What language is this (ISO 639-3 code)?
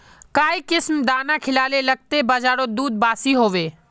mag